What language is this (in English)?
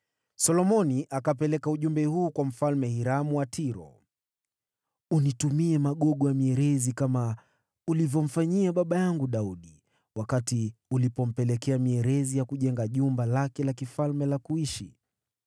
Swahili